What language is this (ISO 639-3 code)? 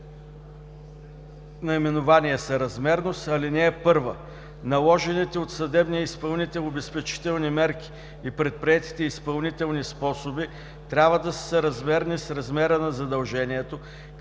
bul